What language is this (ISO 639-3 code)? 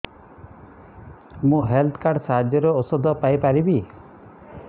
ori